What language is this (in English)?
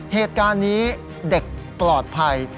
Thai